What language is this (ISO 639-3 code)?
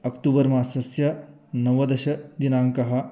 san